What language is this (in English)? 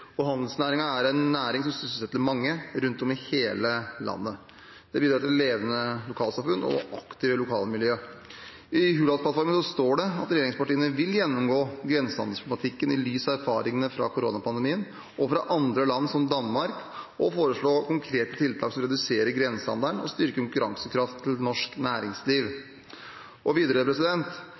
Norwegian Bokmål